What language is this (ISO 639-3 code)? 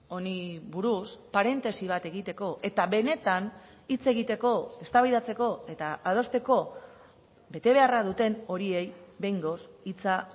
eus